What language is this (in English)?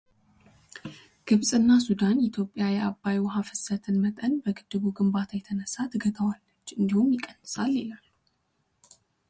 Amharic